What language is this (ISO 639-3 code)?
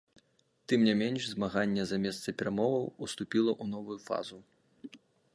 bel